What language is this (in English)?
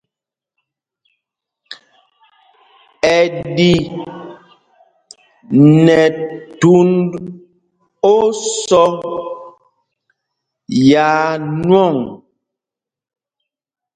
Mpumpong